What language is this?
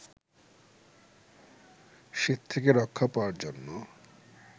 Bangla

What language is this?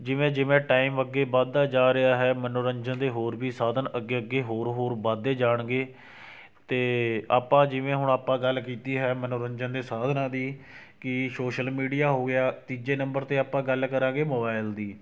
Punjabi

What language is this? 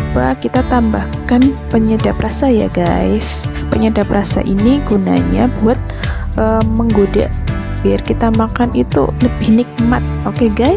Indonesian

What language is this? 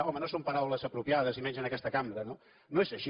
Catalan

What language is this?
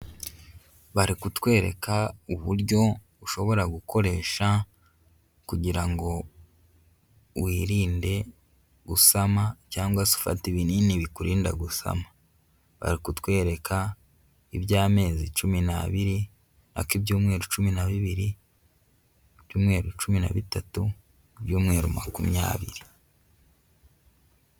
Kinyarwanda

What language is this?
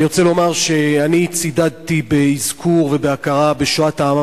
Hebrew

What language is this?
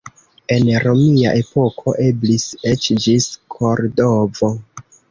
Esperanto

